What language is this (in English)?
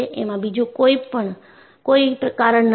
Gujarati